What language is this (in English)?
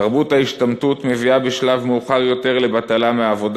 Hebrew